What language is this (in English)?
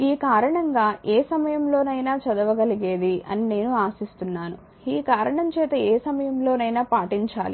Telugu